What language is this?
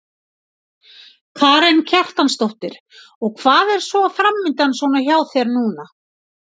Icelandic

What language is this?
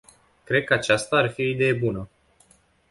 Romanian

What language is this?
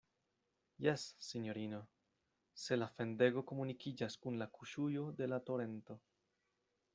Esperanto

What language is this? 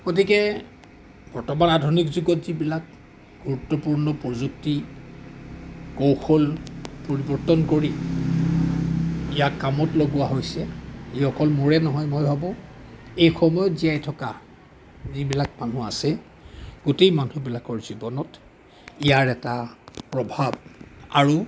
Assamese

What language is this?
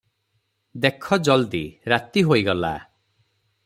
Odia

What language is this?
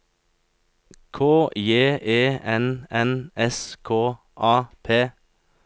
Norwegian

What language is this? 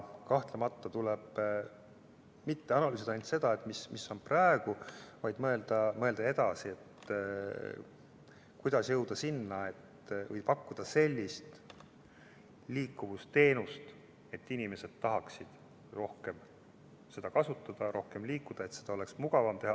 Estonian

